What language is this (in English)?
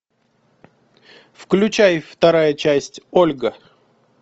Russian